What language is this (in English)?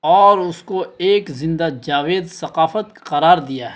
Urdu